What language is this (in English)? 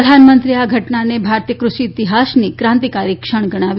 Gujarati